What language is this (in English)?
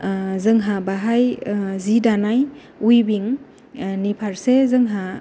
Bodo